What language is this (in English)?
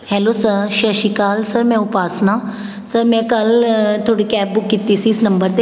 Punjabi